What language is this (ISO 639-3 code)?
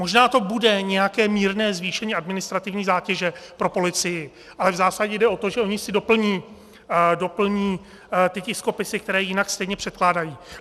ces